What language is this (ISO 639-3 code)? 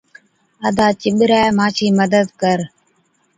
odk